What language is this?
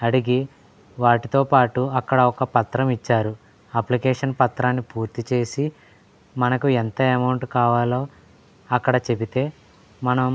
Telugu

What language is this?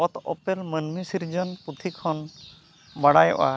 Santali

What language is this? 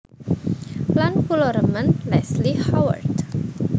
Javanese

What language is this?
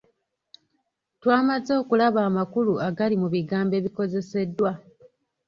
Ganda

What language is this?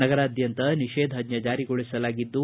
Kannada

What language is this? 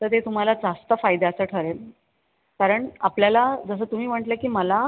Marathi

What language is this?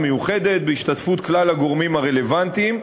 Hebrew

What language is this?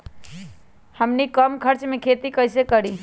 Magahi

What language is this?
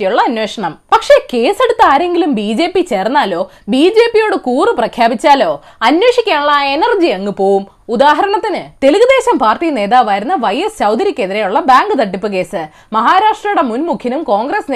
Malayalam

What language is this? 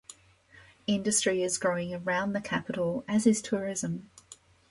English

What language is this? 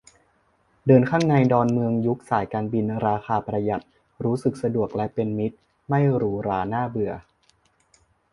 Thai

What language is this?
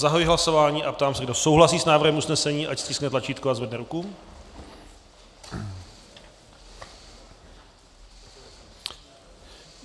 Czech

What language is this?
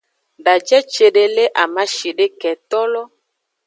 Aja (Benin)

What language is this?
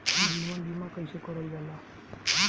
Bhojpuri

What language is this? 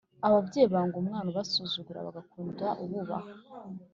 Kinyarwanda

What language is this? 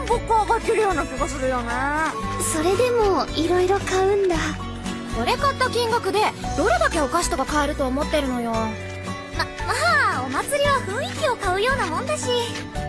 Japanese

